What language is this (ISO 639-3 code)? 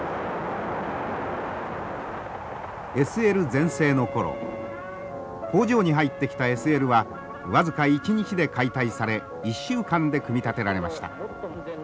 jpn